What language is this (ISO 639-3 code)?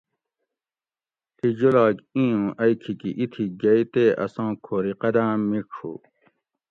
gwc